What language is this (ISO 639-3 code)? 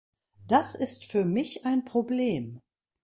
deu